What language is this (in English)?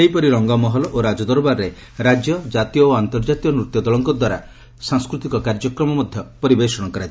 Odia